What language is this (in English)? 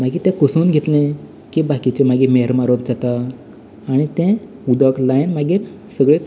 Konkani